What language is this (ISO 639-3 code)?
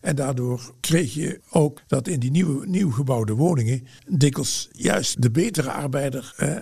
nld